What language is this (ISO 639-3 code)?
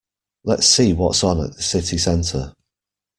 eng